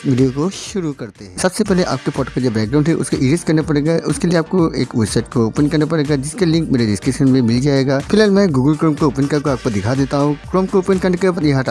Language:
Hindi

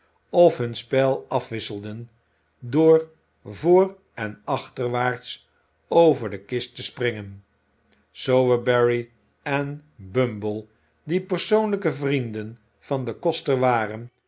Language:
Dutch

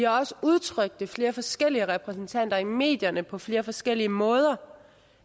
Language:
Danish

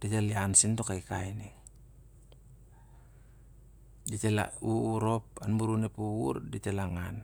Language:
Siar-Lak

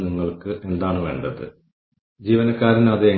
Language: Malayalam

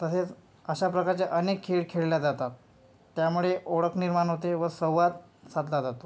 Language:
Marathi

